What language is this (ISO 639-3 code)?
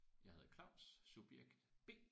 dan